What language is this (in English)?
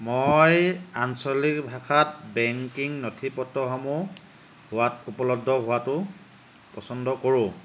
Assamese